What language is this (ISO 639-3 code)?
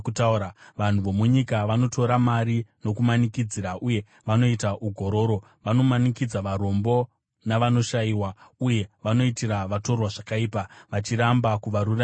sna